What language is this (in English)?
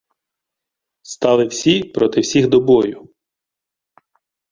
Ukrainian